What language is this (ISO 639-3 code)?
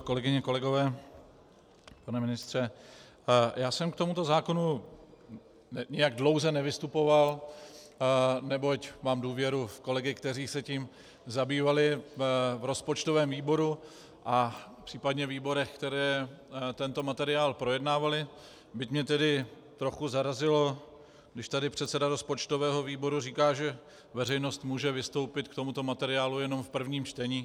ces